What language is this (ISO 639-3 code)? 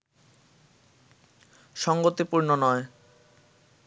ben